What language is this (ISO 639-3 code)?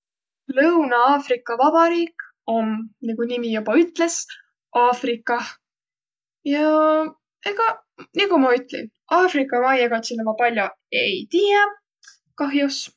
vro